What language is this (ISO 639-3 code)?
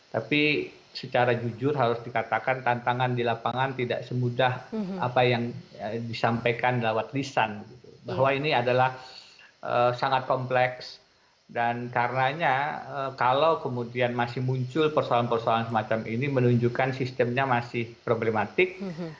ind